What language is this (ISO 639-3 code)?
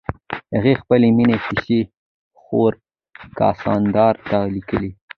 pus